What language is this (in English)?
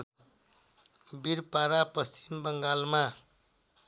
Nepali